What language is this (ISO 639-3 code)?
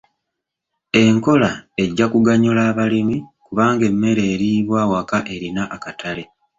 lug